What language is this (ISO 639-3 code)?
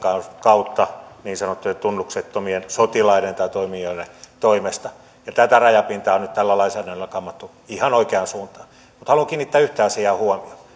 fin